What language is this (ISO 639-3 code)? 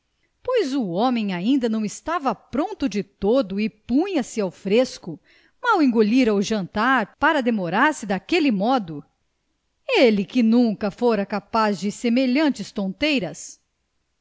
por